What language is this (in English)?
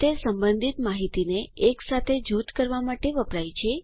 Gujarati